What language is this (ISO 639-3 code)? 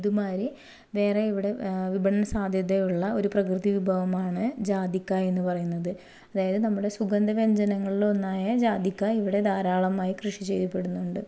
mal